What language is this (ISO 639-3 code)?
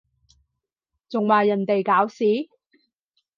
yue